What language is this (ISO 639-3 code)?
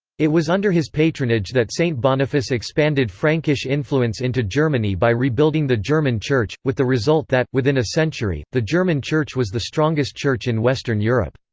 eng